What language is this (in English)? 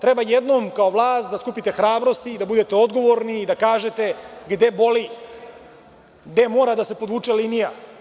Serbian